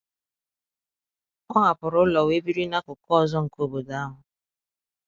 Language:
Igbo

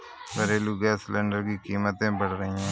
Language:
Hindi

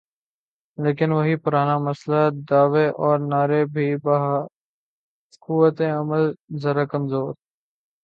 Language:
Urdu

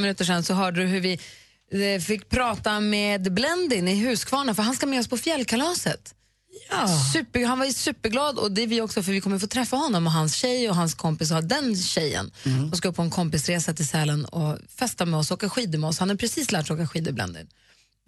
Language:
Swedish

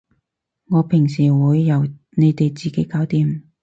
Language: Cantonese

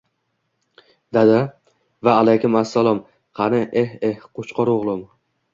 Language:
Uzbek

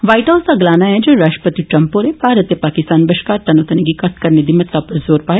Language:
Dogri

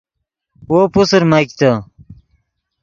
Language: Yidgha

